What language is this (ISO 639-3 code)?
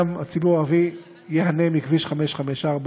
heb